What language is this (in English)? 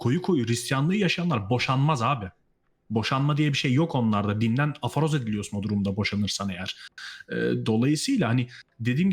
Turkish